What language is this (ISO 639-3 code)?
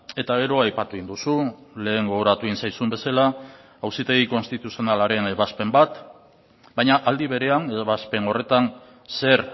eus